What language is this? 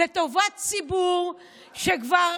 Hebrew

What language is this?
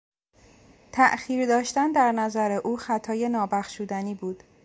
Persian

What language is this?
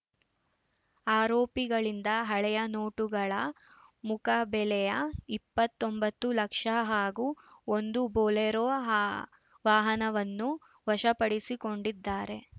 Kannada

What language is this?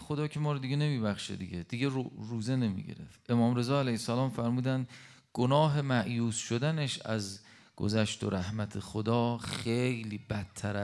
Persian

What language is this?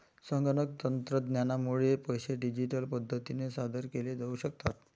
Marathi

